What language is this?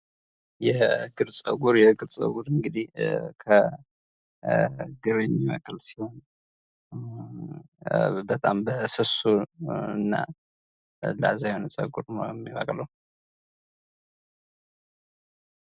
Amharic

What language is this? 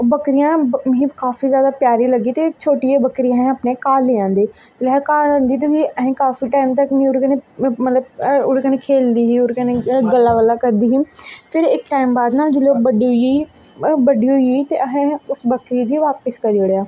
Dogri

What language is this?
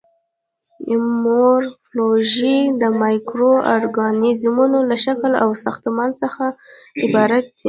Pashto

